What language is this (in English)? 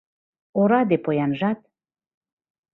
Mari